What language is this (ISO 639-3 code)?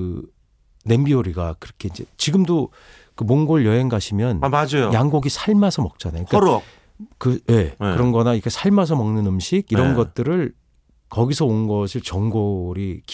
kor